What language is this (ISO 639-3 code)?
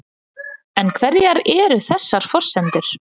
isl